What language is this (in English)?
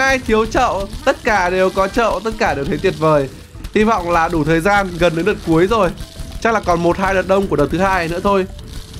Vietnamese